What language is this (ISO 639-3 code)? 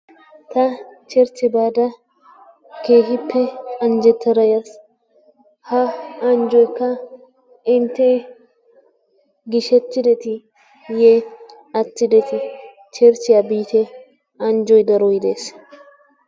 wal